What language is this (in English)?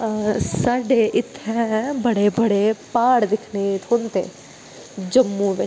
Dogri